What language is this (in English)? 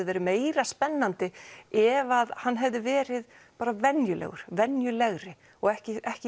Icelandic